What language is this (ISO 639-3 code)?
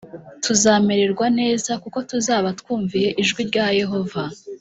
kin